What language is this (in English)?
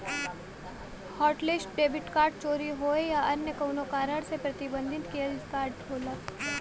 Bhojpuri